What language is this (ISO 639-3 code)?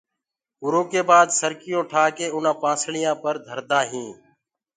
ggg